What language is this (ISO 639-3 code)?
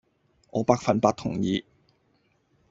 yue